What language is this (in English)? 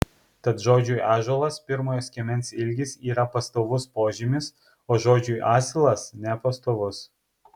Lithuanian